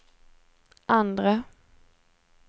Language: Swedish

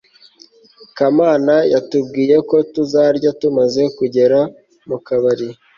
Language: Kinyarwanda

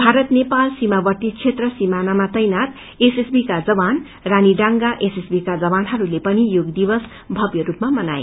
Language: Nepali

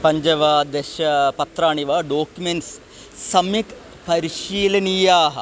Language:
Sanskrit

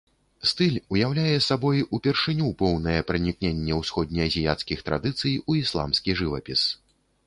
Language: Belarusian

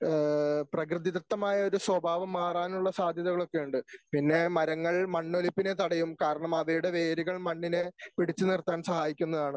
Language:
Malayalam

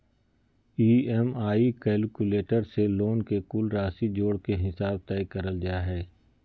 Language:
Magahi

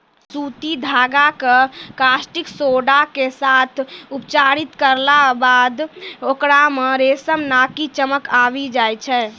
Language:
Maithili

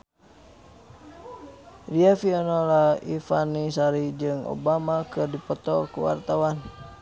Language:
Sundanese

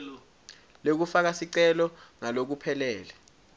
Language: Swati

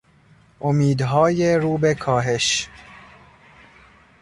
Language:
Persian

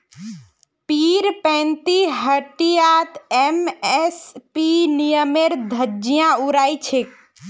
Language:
Magahi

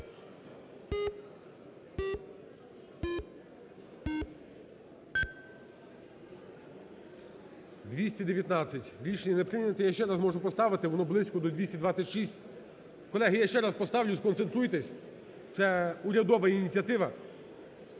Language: Ukrainian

